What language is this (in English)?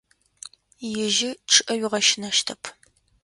Adyghe